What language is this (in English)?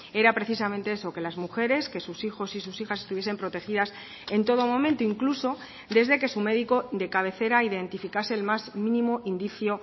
Spanish